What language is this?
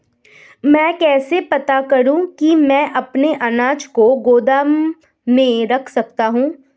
Hindi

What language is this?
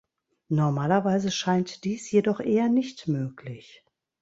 German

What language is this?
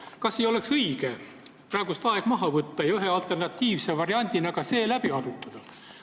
Estonian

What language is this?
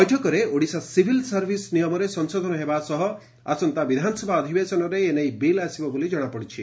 Odia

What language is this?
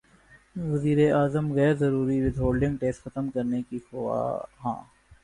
Urdu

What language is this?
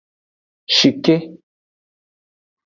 Aja (Benin)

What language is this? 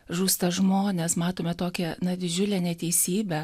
Lithuanian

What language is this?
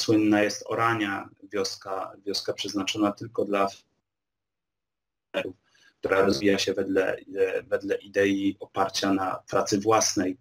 Polish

